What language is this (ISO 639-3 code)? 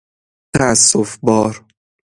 fas